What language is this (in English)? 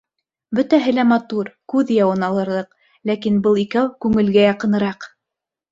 Bashkir